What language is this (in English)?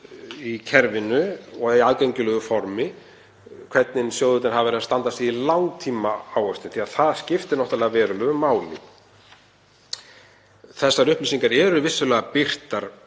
Icelandic